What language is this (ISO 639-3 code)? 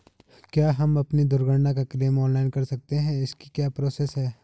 hin